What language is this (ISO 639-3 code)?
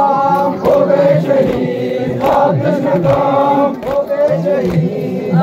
ara